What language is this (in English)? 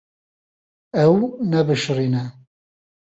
Kurdish